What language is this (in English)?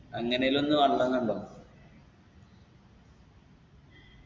Malayalam